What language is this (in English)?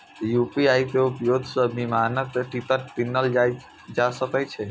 Maithili